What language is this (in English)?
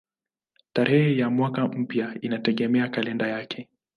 Swahili